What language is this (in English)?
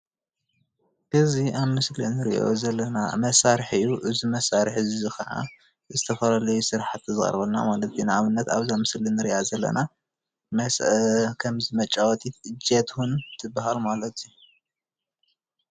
Tigrinya